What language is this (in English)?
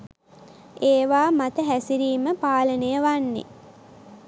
Sinhala